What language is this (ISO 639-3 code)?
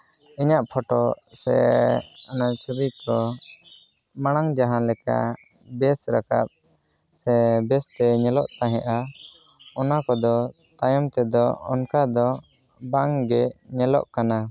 sat